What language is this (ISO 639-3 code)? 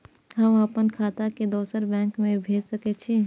mai